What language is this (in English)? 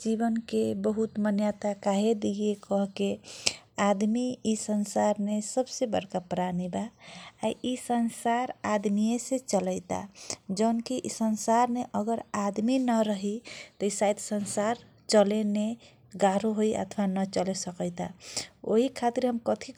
Kochila Tharu